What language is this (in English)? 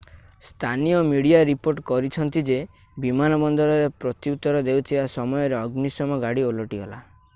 Odia